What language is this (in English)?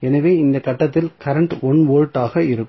Tamil